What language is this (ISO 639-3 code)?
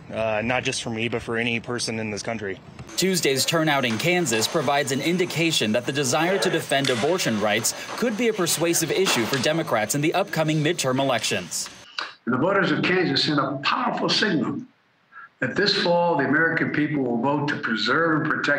eng